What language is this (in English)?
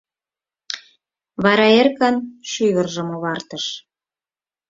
Mari